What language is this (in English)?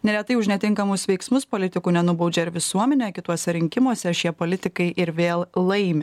Lithuanian